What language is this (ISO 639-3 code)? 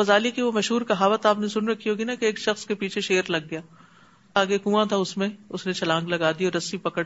urd